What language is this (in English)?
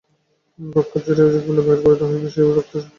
Bangla